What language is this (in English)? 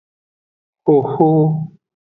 Aja (Benin)